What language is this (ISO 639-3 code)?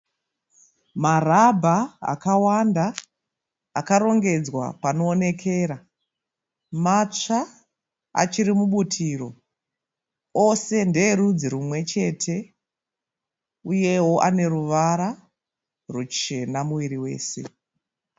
sna